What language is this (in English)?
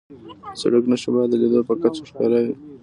Pashto